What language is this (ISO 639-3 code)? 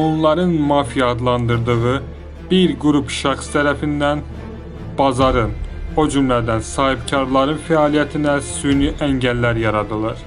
tur